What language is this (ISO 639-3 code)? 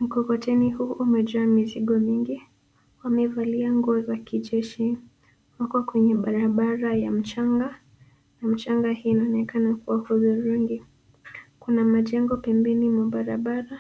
swa